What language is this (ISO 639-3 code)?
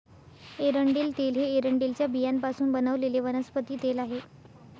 mar